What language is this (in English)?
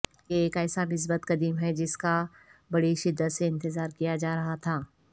Urdu